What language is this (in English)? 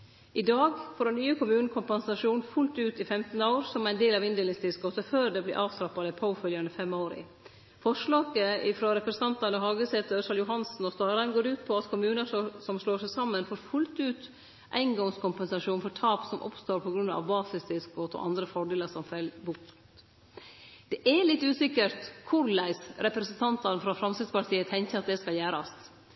Norwegian Nynorsk